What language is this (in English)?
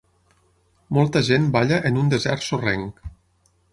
Catalan